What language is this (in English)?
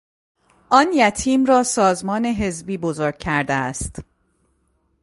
Persian